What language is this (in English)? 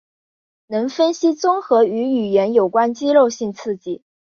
Chinese